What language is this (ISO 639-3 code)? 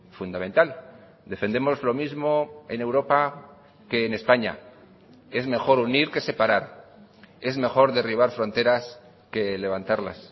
spa